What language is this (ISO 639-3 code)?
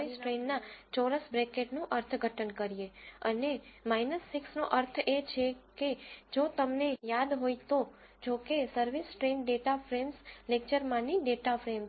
guj